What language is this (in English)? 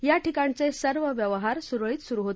Marathi